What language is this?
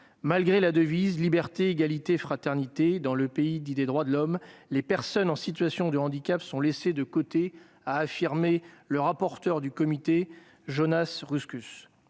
French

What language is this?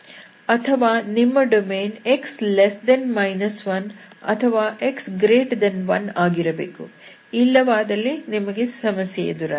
Kannada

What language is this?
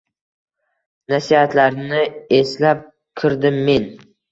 Uzbek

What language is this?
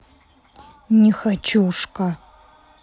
Russian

